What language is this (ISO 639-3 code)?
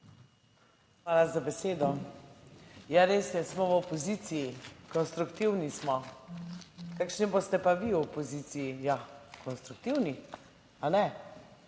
slv